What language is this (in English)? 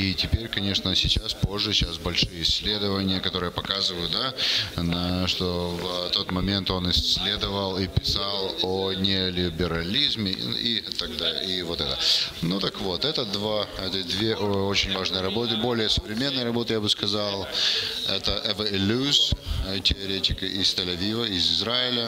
Russian